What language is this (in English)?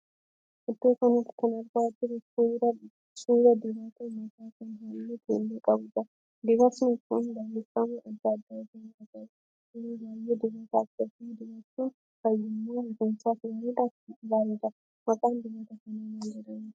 Oromo